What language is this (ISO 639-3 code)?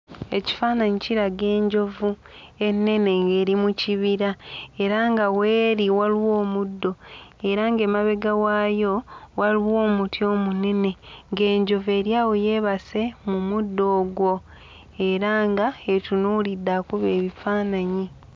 lug